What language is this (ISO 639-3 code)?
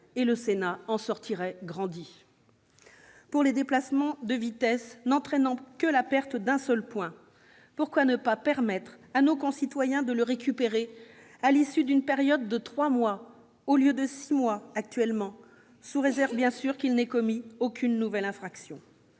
fra